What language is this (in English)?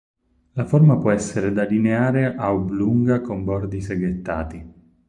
Italian